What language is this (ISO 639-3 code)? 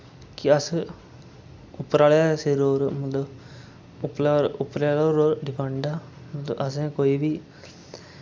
doi